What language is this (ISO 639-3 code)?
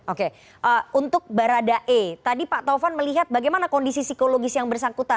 ind